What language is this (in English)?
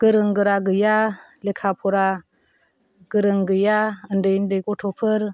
Bodo